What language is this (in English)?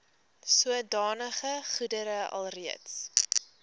Afrikaans